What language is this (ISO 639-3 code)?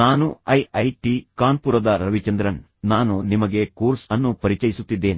kan